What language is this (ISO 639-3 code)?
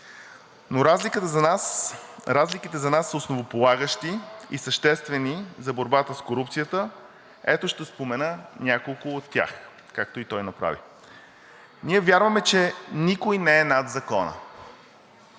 bul